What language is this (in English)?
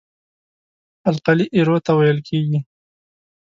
Pashto